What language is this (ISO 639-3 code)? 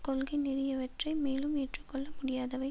tam